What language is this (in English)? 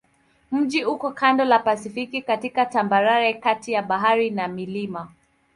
Swahili